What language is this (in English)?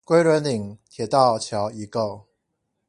Chinese